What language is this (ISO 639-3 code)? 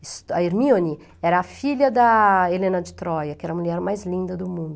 por